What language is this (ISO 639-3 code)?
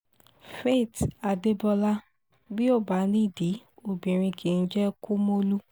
yor